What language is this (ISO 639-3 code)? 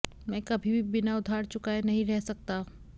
hin